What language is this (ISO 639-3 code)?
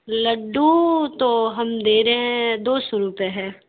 urd